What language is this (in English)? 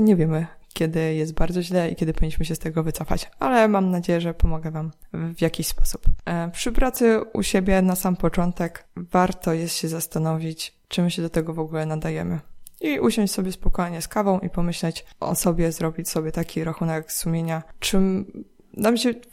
Polish